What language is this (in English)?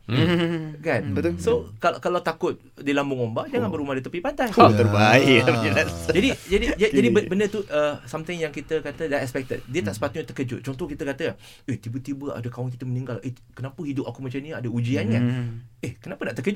Malay